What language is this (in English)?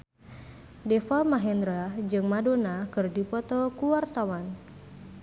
Sundanese